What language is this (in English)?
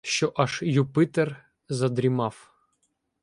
Ukrainian